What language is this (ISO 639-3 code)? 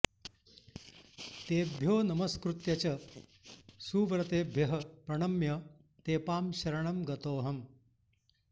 san